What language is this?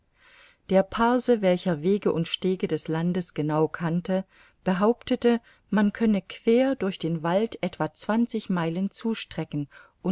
German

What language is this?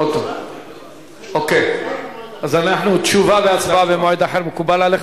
Hebrew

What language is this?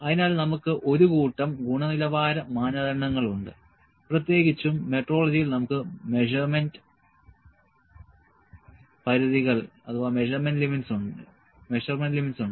Malayalam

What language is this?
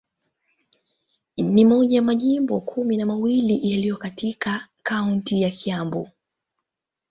Swahili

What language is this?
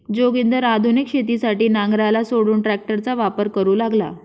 Marathi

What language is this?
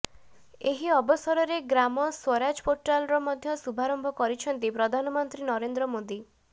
Odia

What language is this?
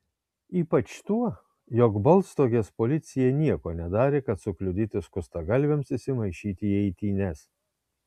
Lithuanian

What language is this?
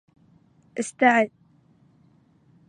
Arabic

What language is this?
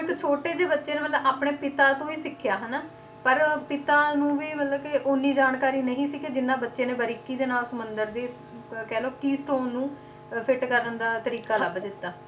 Punjabi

